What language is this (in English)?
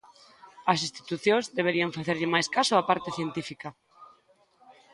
Galician